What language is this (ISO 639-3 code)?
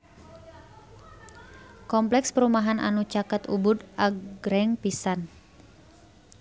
sun